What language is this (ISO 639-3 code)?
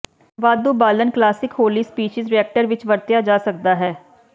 pan